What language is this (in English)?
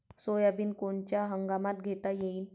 Marathi